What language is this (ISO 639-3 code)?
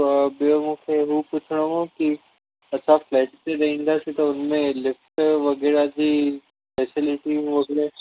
snd